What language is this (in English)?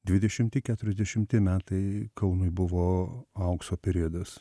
Lithuanian